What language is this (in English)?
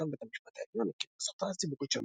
Hebrew